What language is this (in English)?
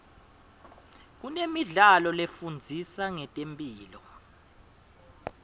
Swati